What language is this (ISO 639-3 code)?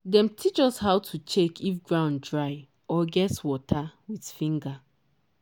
pcm